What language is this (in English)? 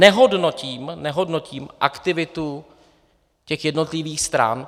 Czech